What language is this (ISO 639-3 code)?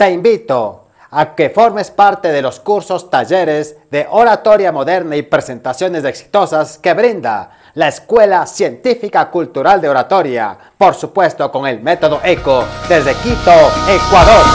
spa